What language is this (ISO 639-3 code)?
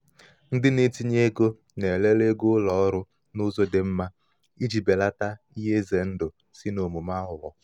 ibo